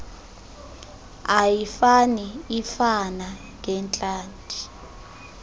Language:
Xhosa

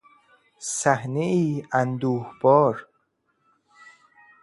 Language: Persian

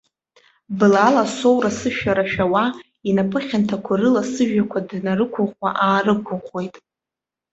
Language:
Abkhazian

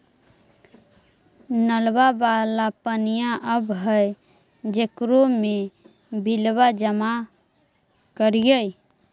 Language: Magahi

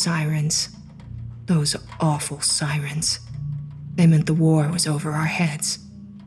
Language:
English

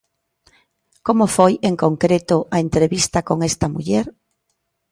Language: Galician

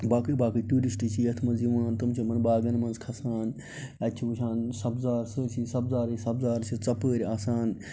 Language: Kashmiri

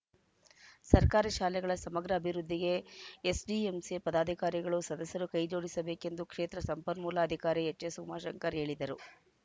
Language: Kannada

